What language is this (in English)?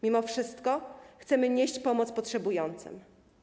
Polish